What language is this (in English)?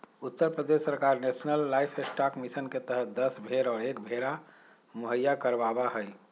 Magahi